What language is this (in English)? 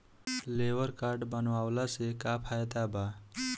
Bhojpuri